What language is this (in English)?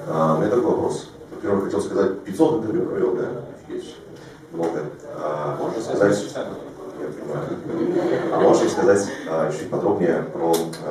Russian